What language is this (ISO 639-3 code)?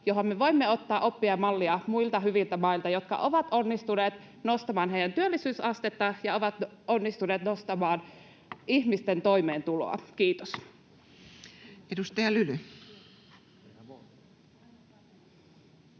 fin